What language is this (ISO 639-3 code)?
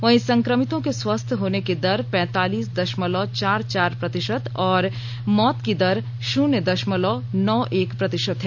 hin